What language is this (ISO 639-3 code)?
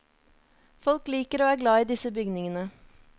nor